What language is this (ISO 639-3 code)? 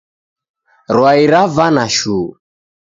dav